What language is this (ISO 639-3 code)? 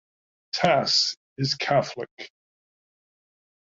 eng